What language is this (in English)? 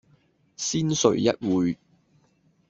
Cantonese